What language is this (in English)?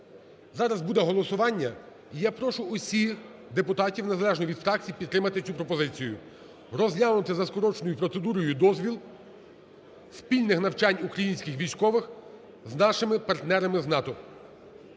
Ukrainian